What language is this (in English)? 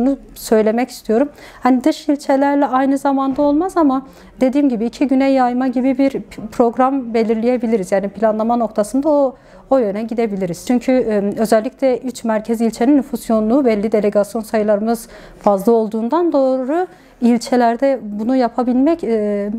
Turkish